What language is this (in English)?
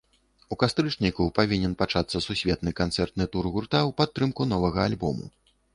Belarusian